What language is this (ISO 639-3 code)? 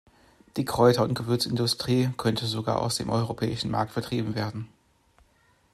deu